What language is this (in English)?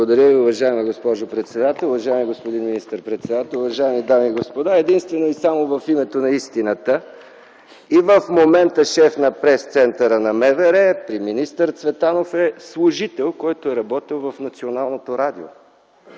Bulgarian